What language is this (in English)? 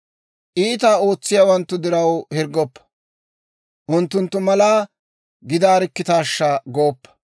Dawro